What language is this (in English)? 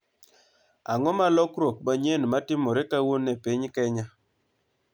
Luo (Kenya and Tanzania)